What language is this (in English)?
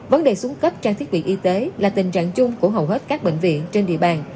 Vietnamese